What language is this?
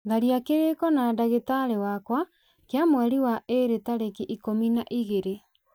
Kikuyu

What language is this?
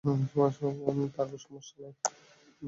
Bangla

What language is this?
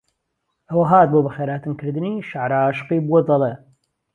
Central Kurdish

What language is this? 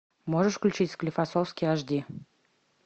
Russian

